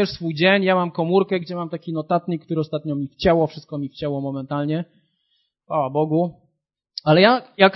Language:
Polish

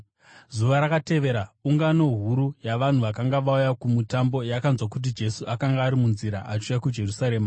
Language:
Shona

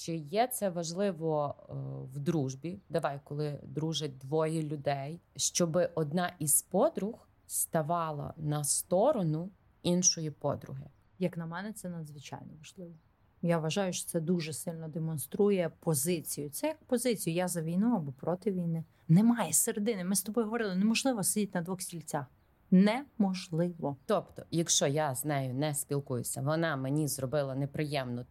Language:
Ukrainian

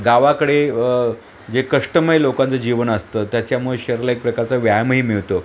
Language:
Marathi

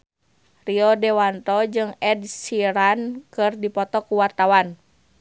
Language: Sundanese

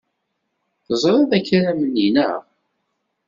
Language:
Kabyle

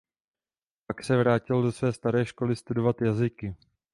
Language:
Czech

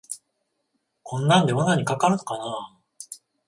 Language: Japanese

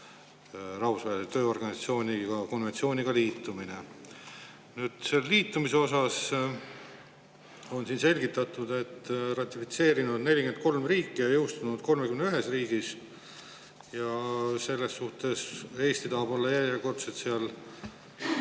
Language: Estonian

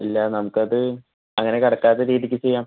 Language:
Malayalam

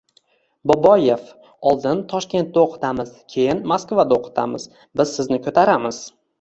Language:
Uzbek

